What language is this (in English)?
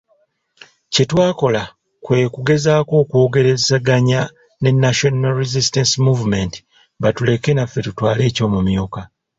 Ganda